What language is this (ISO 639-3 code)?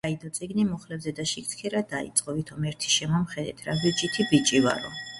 kat